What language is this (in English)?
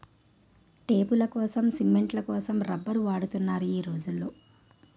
Telugu